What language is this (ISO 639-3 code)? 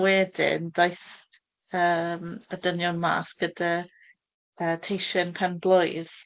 cym